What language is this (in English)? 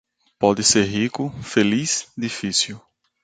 Portuguese